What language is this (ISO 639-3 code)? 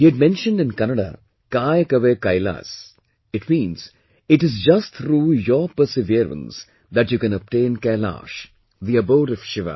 eng